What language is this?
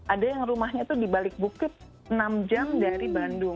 Indonesian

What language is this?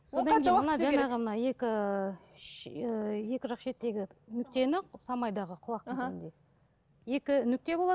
Kazakh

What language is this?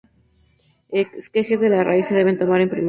Spanish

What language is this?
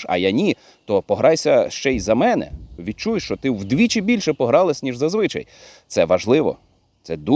Ukrainian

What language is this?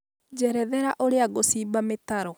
Kikuyu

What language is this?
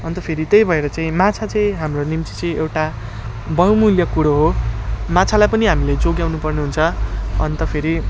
Nepali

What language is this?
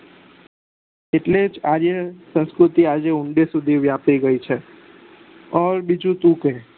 Gujarati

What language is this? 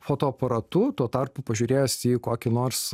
Lithuanian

